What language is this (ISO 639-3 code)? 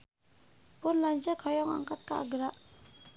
sun